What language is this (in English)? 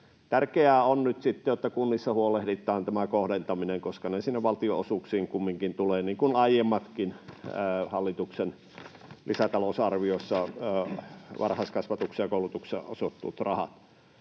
Finnish